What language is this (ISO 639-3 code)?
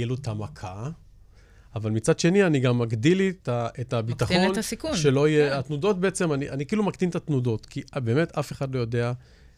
heb